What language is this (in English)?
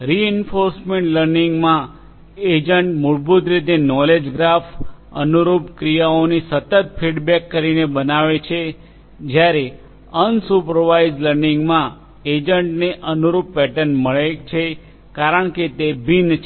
Gujarati